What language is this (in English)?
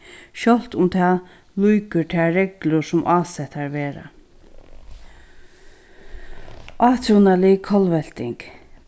Faroese